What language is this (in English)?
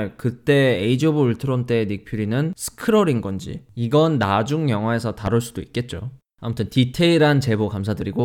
Korean